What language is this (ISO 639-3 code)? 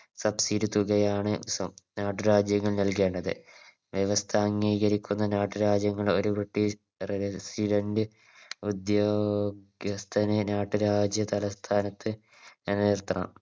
mal